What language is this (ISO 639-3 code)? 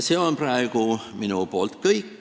est